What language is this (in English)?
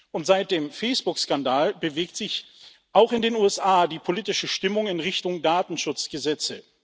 German